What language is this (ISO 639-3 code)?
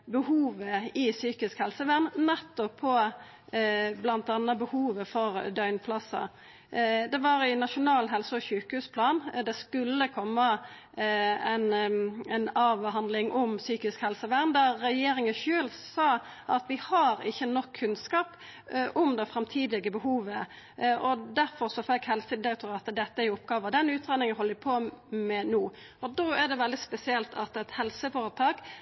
nno